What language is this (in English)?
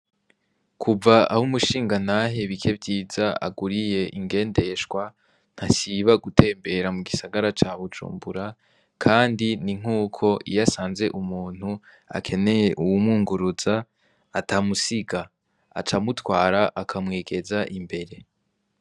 Rundi